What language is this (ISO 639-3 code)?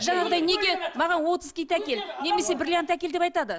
kaz